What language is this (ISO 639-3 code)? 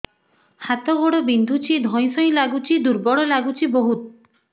ori